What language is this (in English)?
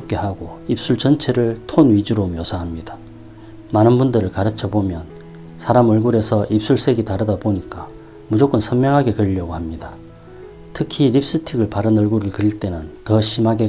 Korean